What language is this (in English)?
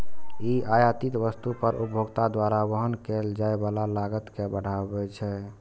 Maithili